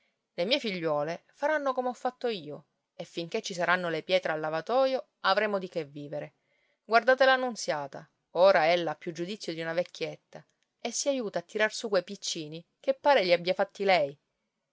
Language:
Italian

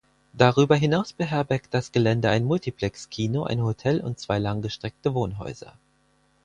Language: German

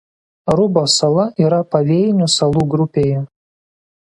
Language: Lithuanian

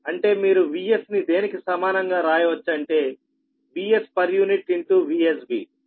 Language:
Telugu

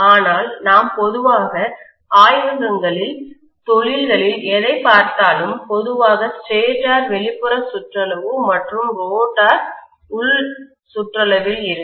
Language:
Tamil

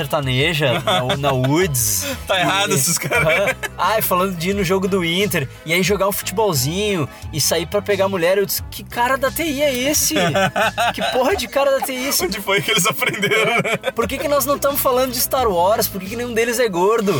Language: Portuguese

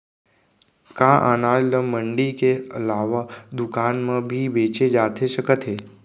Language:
Chhattisgarhi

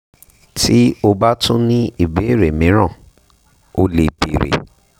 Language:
Yoruba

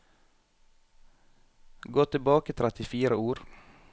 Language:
Norwegian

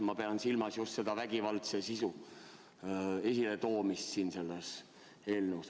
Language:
Estonian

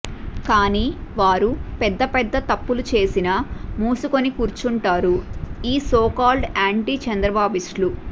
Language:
Telugu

